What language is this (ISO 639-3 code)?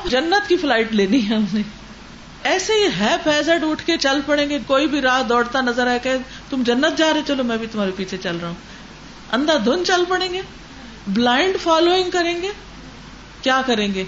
urd